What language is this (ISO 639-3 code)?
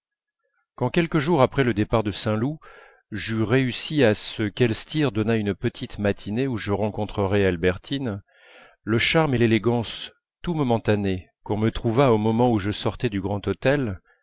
fra